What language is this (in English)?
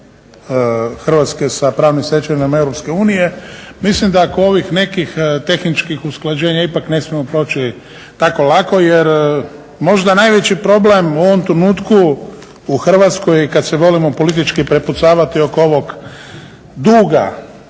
Croatian